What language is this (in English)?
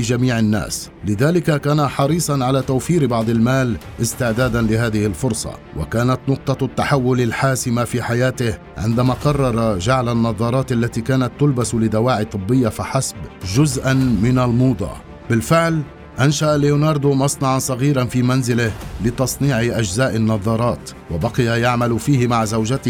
Arabic